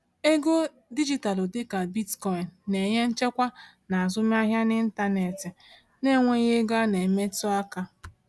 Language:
Igbo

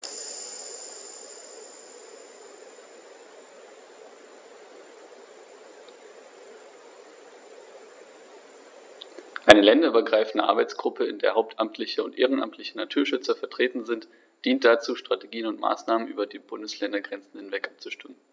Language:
German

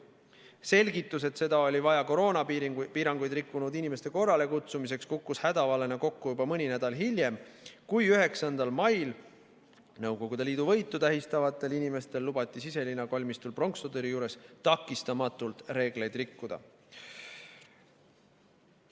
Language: Estonian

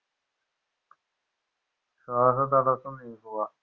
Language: Malayalam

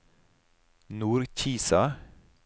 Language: Norwegian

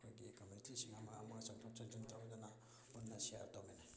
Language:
Manipuri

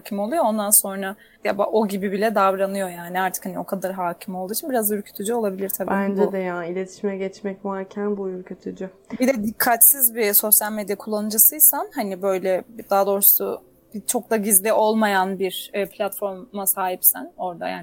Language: Turkish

